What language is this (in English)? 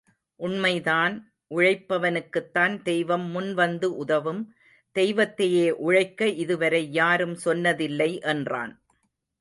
Tamil